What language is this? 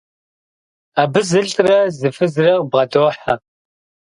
Kabardian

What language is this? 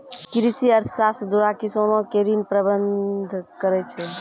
Maithili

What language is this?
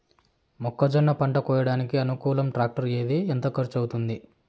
Telugu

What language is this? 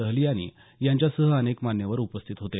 Marathi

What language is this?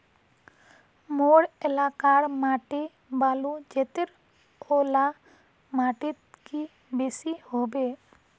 Magahi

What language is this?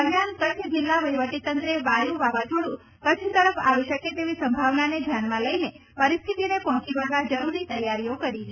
Gujarati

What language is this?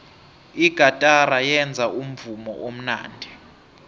South Ndebele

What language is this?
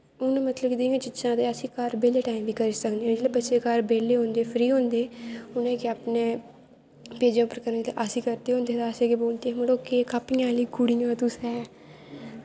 Dogri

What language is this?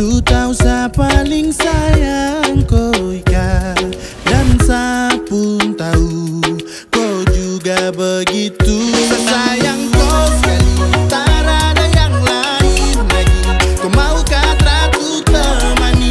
Indonesian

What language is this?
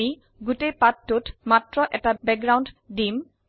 Assamese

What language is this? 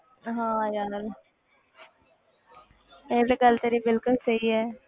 Punjabi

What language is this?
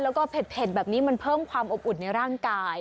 Thai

